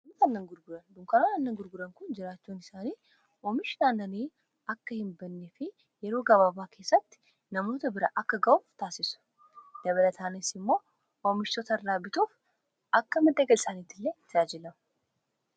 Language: Oromo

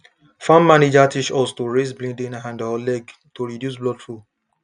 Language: Nigerian Pidgin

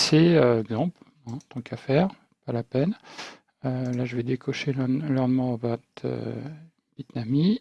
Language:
French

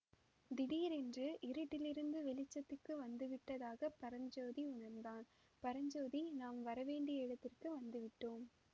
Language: Tamil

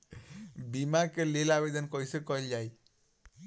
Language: Bhojpuri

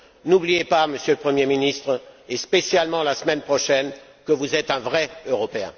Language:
French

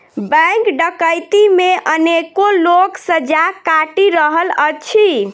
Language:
Maithili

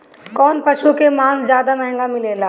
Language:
Bhojpuri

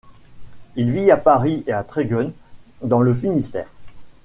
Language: French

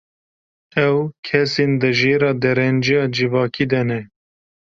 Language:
Kurdish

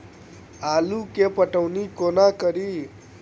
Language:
Maithili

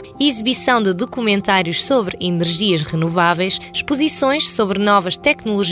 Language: Portuguese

